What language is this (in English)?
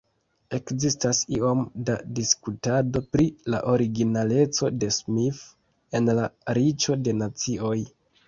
Esperanto